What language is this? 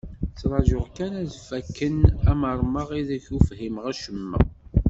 Kabyle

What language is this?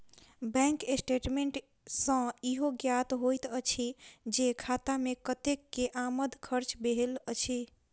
Maithili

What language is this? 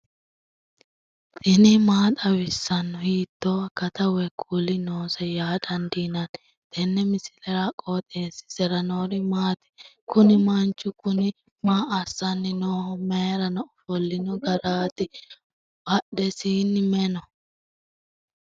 Sidamo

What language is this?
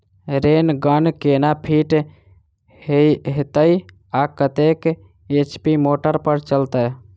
Maithili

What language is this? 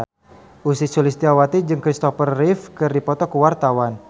Sundanese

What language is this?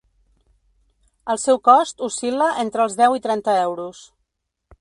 Catalan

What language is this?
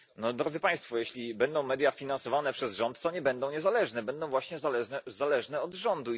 Polish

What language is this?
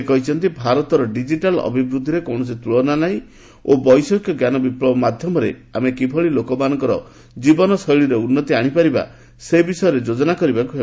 Odia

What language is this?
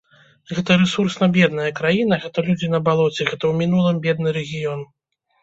Belarusian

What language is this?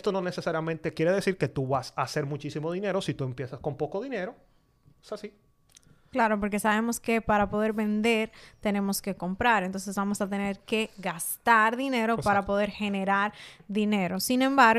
Spanish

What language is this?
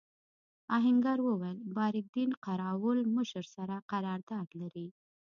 Pashto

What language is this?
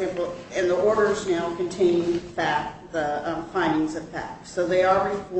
English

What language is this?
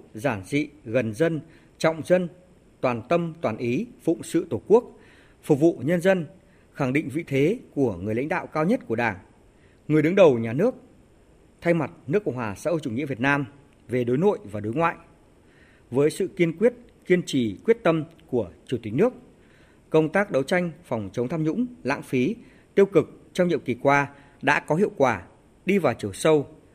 Vietnamese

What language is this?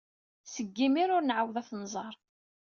Kabyle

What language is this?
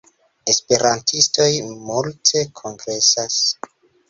Esperanto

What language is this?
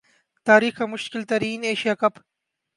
Urdu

